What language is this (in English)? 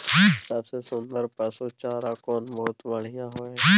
Maithili